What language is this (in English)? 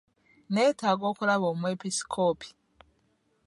Ganda